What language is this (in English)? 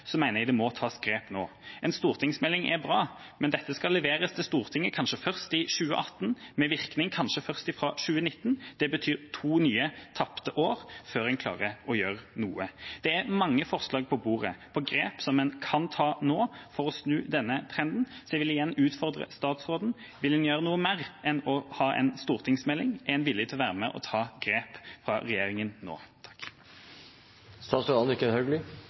Norwegian Bokmål